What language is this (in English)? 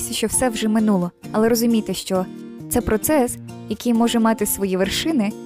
Ukrainian